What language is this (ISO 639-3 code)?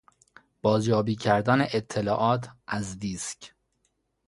fas